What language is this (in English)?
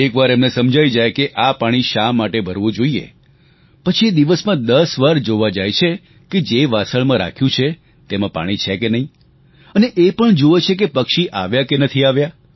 Gujarati